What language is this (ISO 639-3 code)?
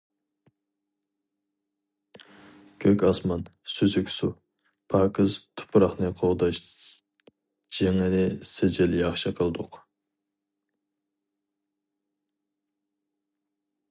uig